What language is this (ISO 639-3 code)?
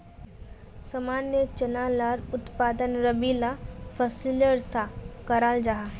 mag